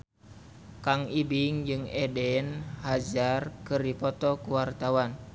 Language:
Sundanese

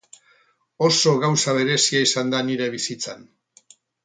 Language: Basque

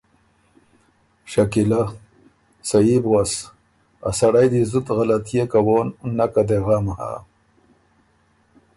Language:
Ormuri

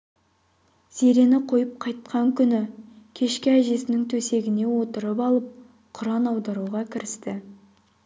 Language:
Kazakh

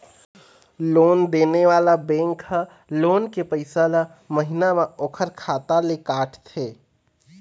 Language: Chhattisgarhi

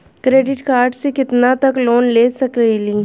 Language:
Bhojpuri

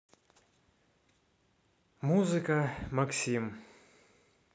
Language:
Russian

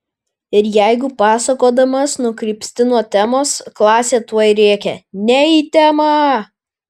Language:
Lithuanian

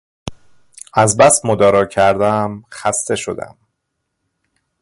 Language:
Persian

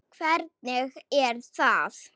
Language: Icelandic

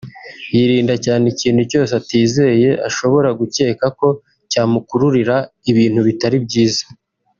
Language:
Kinyarwanda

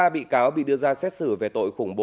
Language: Vietnamese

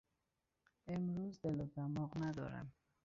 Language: Persian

